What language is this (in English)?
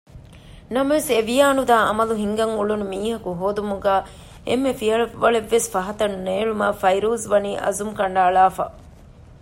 Divehi